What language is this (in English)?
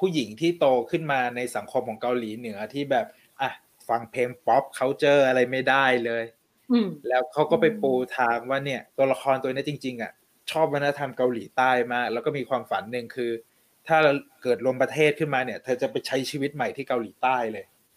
Thai